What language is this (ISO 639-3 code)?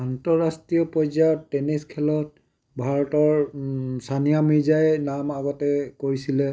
asm